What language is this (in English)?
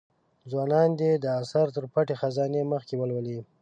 Pashto